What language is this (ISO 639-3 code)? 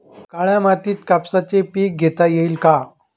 mar